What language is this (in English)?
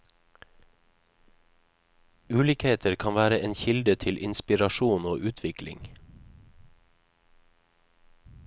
Norwegian